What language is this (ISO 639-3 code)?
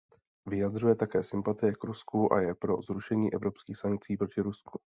ces